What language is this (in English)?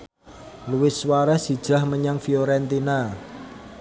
Javanese